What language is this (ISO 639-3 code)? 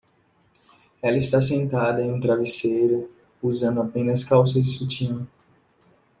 por